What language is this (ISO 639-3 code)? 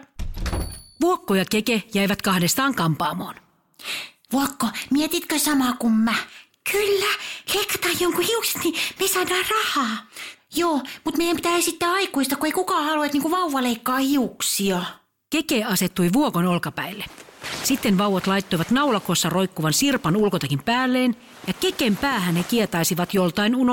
fin